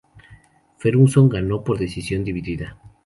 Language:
Spanish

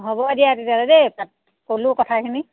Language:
Assamese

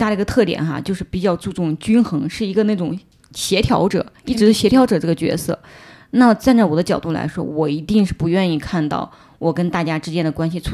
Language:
Chinese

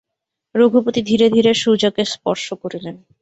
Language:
Bangla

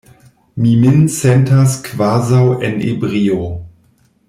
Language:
Esperanto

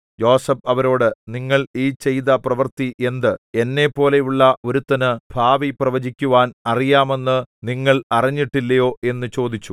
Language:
Malayalam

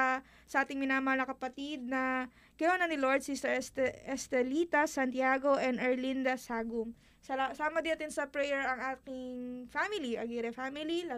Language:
Filipino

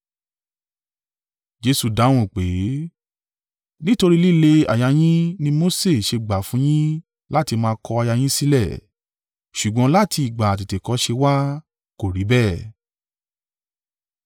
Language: Yoruba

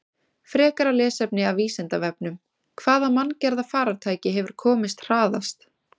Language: Icelandic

